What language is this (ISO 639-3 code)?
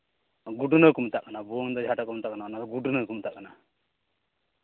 sat